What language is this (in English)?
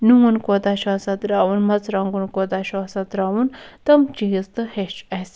Kashmiri